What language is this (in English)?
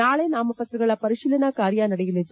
Kannada